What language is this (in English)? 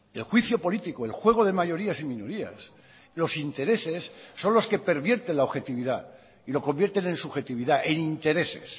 Spanish